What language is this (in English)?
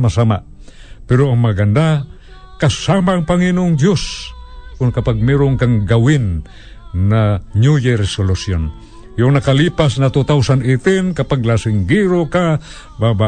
Filipino